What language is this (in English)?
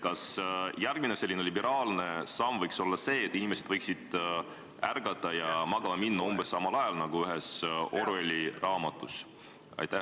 Estonian